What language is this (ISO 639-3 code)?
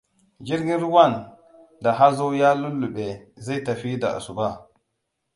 hau